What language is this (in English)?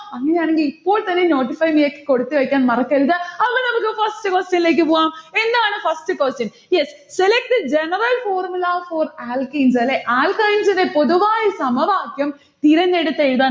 Malayalam